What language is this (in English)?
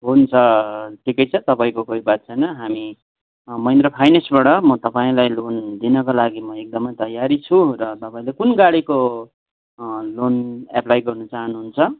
Nepali